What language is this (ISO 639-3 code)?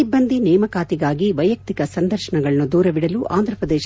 kan